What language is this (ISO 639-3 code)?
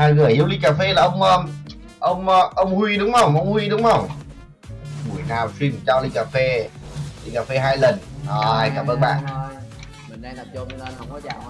vie